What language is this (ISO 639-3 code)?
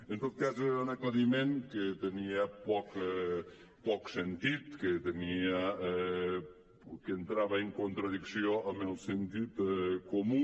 cat